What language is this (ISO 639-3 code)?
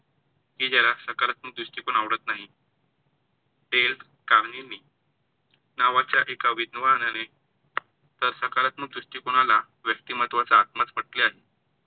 mar